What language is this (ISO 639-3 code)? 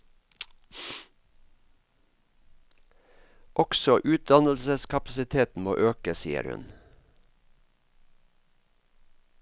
nor